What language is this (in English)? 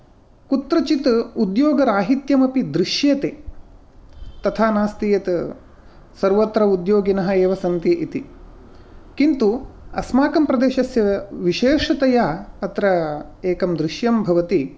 Sanskrit